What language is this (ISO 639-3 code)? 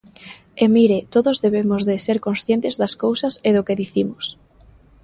glg